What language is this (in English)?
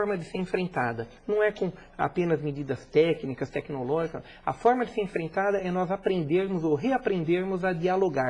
Portuguese